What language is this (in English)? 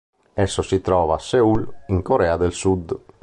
Italian